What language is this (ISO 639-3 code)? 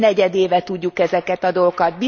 hun